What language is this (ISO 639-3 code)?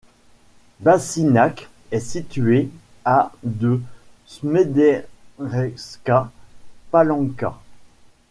fra